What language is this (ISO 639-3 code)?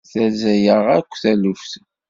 kab